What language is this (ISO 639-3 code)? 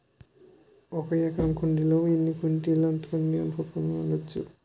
tel